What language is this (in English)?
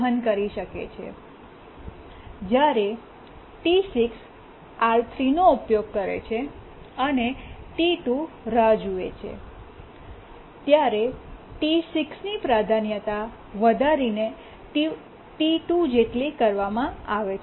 Gujarati